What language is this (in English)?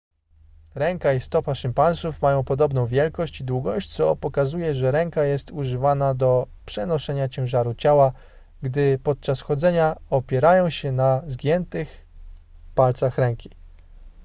Polish